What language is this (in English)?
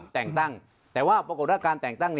Thai